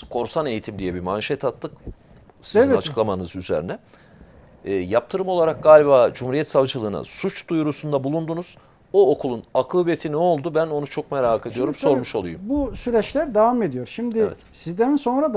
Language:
Turkish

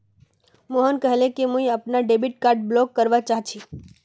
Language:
Magahi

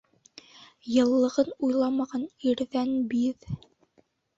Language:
Bashkir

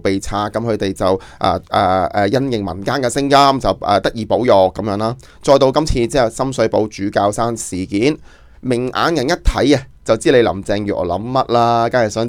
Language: Chinese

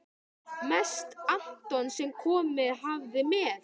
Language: Icelandic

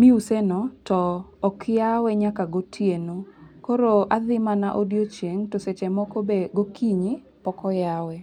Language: Luo (Kenya and Tanzania)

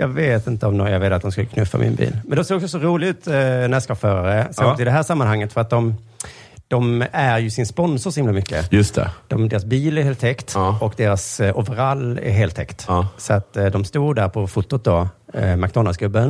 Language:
Swedish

